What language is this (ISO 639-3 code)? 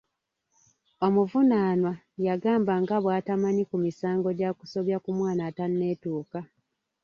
lug